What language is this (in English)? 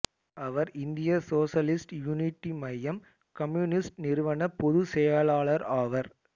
Tamil